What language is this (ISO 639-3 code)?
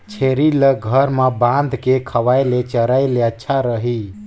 hne